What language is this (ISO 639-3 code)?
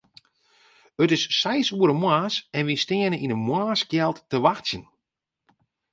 fry